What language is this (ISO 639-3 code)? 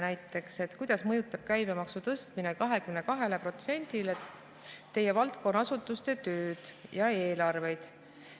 est